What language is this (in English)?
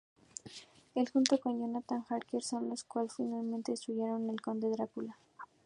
Spanish